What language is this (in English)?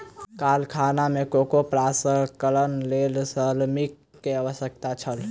Maithili